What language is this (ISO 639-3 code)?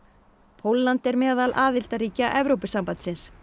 isl